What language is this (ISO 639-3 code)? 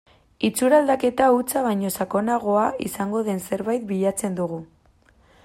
eus